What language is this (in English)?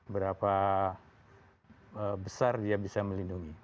Indonesian